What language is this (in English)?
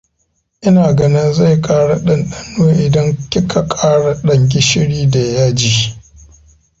Hausa